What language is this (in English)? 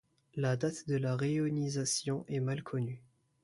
French